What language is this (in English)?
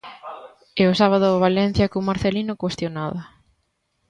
Galician